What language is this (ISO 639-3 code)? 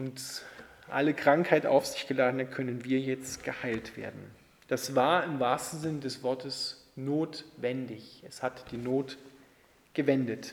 deu